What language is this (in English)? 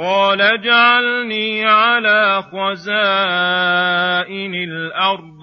Arabic